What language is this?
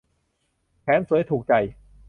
Thai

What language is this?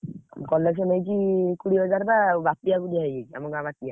Odia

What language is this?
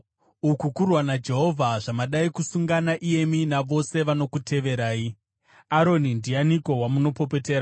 Shona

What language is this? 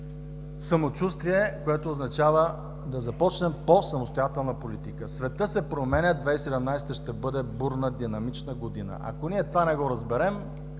Bulgarian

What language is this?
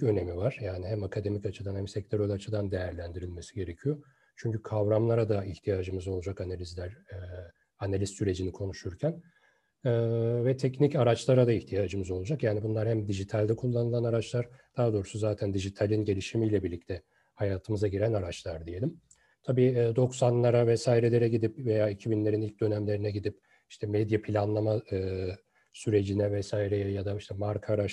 Turkish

